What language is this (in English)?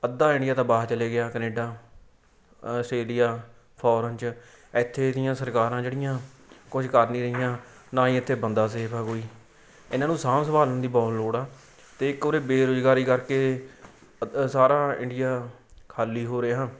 Punjabi